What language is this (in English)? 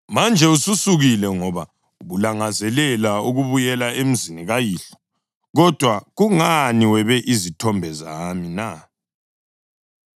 North Ndebele